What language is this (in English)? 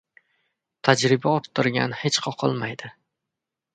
Uzbek